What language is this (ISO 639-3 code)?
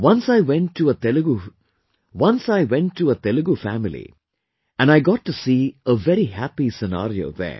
eng